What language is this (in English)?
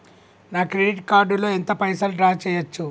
Telugu